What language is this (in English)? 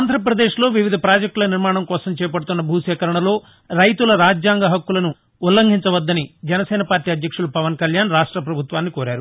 Telugu